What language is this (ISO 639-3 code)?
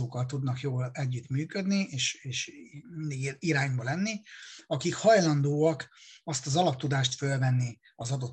hun